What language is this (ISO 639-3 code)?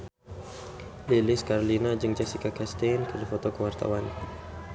sun